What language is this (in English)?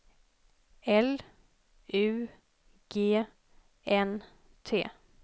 Swedish